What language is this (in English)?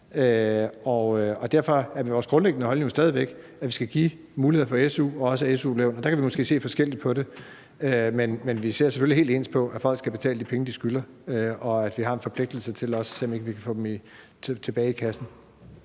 Danish